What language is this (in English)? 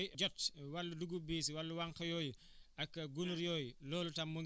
Wolof